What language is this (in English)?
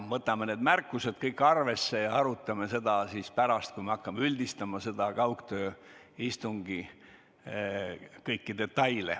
Estonian